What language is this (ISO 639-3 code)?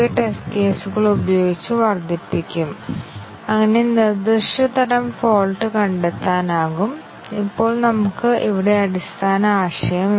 mal